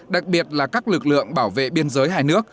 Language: Vietnamese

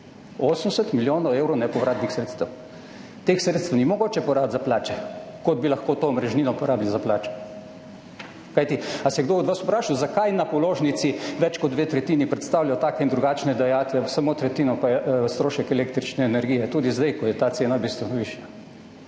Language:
Slovenian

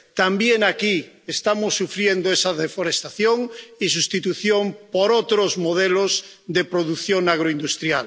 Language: Spanish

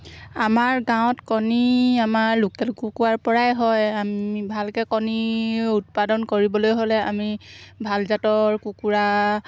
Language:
Assamese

